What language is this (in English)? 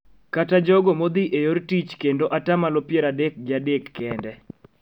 Luo (Kenya and Tanzania)